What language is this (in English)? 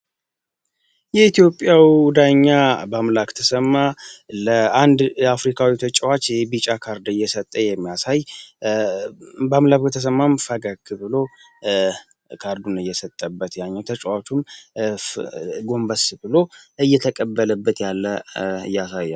Amharic